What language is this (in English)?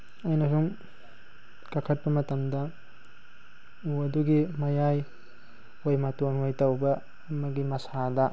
Manipuri